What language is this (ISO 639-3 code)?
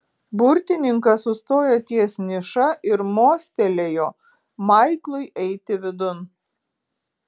lit